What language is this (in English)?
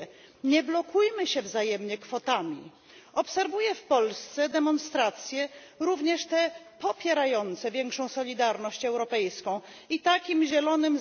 Polish